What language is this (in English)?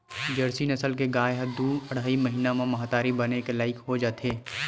Chhattisgarhi